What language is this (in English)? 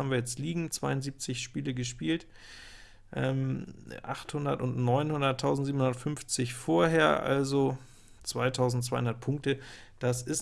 German